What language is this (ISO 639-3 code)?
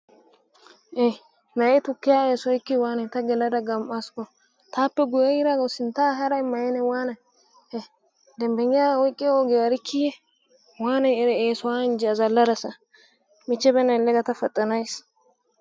wal